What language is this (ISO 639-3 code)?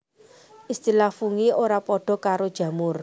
jav